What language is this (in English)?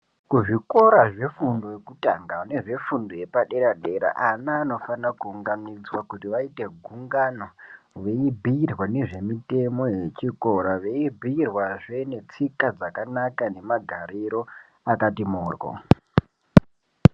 Ndau